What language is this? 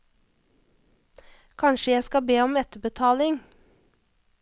Norwegian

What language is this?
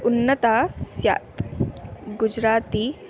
Sanskrit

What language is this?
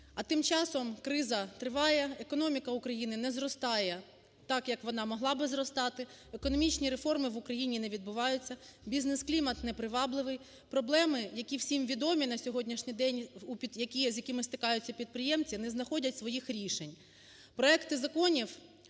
Ukrainian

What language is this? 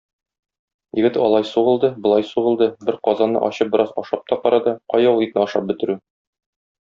Tatar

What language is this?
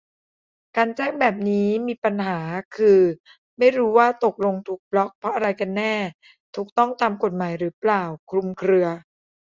Thai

